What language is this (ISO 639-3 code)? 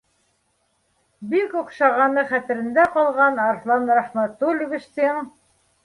bak